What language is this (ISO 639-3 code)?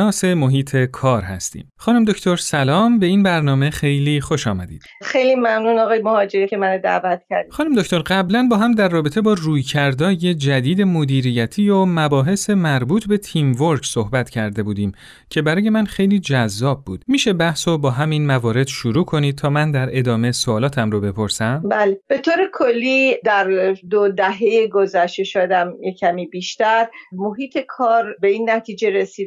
fas